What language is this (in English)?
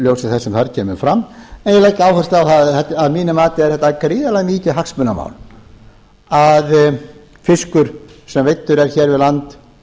Icelandic